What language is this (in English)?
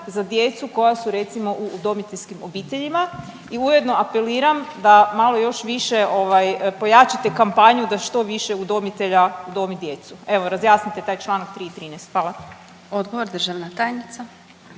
Croatian